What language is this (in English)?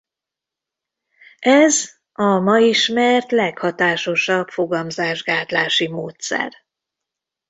Hungarian